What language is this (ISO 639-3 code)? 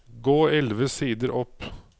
nor